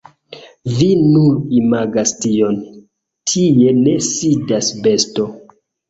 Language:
Esperanto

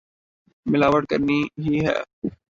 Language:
Urdu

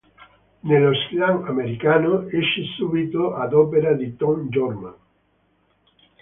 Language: Italian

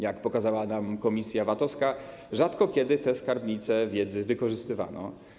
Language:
Polish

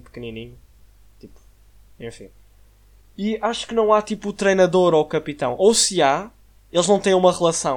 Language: Portuguese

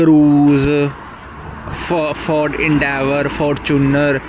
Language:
Punjabi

